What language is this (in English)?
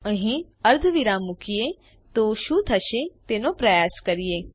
Gujarati